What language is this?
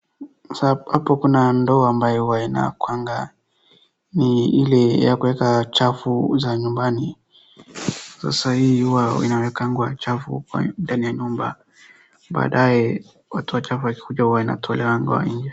Swahili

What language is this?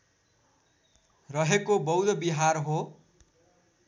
Nepali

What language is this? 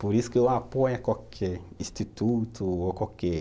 Portuguese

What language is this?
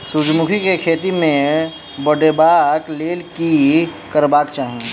Maithili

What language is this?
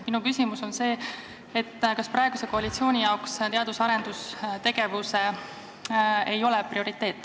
Estonian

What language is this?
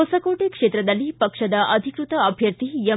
Kannada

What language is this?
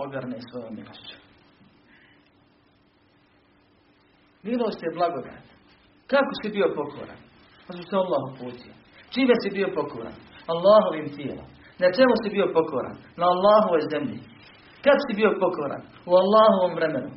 Croatian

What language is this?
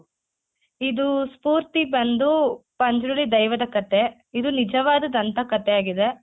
Kannada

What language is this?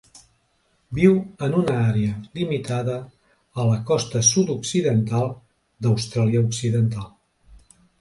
Catalan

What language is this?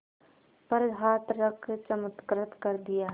Hindi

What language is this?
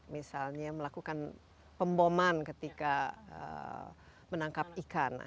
Indonesian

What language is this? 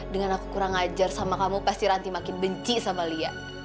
Indonesian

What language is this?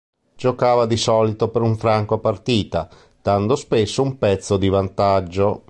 Italian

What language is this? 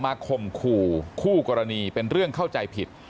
Thai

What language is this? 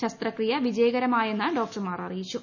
Malayalam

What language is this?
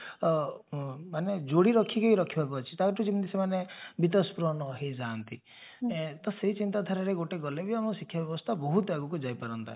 Odia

